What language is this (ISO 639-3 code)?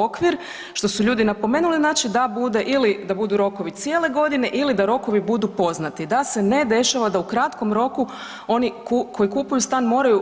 hrv